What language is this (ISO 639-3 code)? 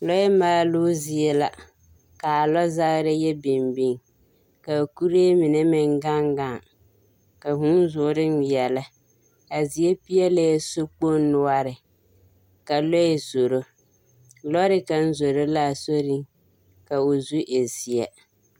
dga